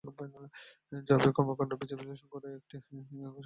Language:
Bangla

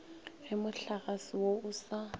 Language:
Northern Sotho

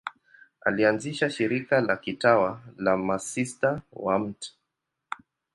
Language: Swahili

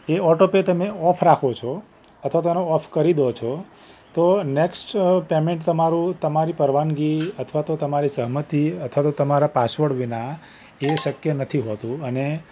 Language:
Gujarati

